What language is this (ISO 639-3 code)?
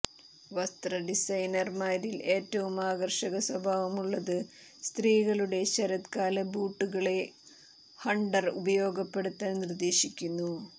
mal